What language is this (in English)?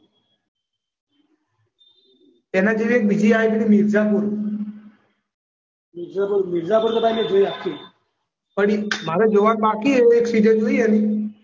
Gujarati